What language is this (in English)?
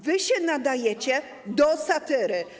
Polish